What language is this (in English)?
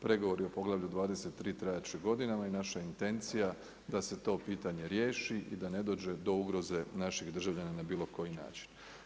Croatian